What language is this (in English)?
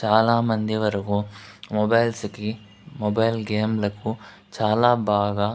Telugu